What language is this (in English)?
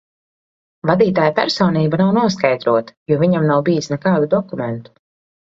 Latvian